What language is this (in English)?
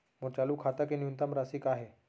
Chhattisgarhi